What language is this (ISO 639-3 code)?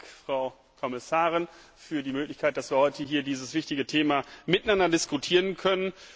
deu